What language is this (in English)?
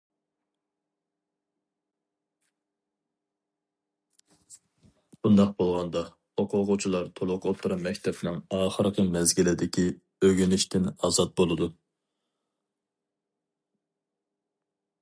Uyghur